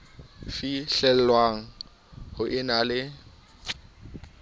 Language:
Southern Sotho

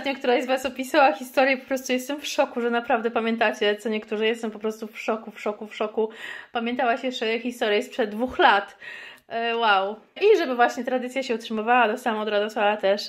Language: Polish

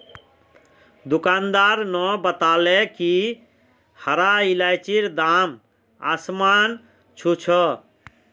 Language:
Magahi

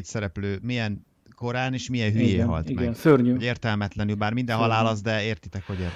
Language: Hungarian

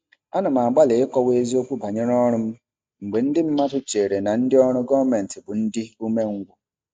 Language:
Igbo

